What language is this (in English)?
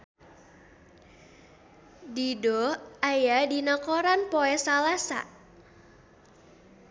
Sundanese